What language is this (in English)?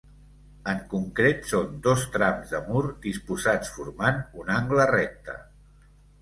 Catalan